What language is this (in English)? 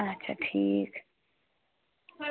Kashmiri